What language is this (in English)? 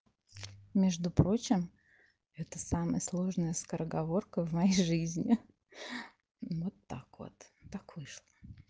Russian